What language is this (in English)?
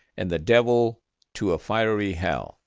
English